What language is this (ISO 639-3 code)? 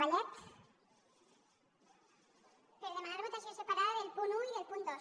cat